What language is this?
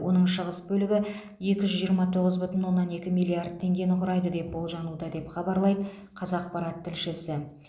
Kazakh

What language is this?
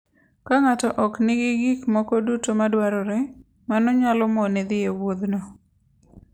Luo (Kenya and Tanzania)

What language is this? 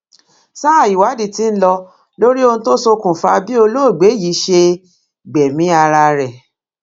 Yoruba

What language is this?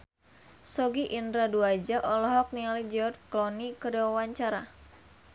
Sundanese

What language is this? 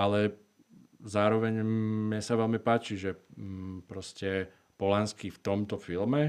Slovak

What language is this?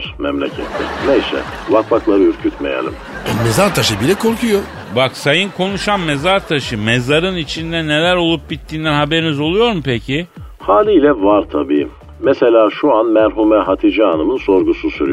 Turkish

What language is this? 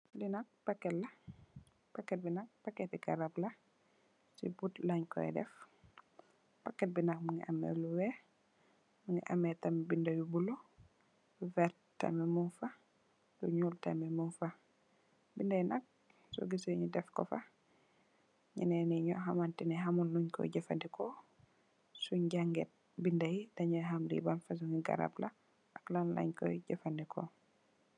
Wolof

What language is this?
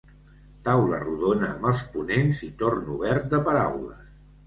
Catalan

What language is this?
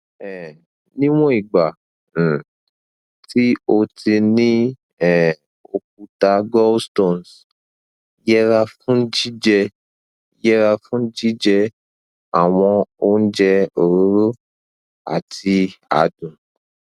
Yoruba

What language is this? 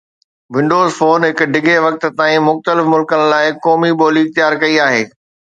Sindhi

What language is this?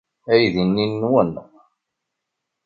Kabyle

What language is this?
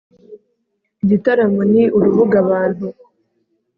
Kinyarwanda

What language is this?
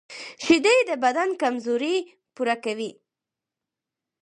Pashto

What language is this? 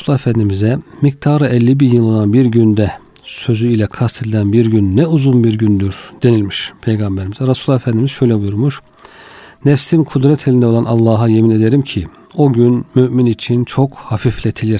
Turkish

